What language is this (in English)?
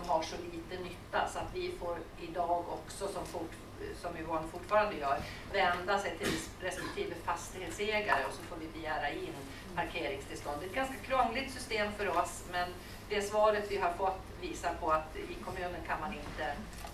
Swedish